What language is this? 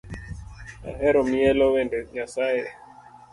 Luo (Kenya and Tanzania)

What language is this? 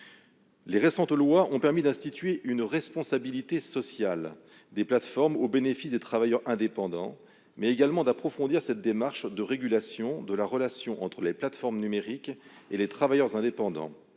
French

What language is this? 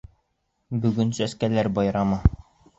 Bashkir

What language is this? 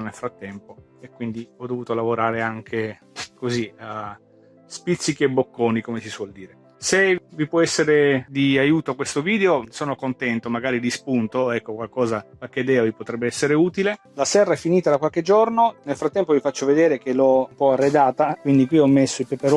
Italian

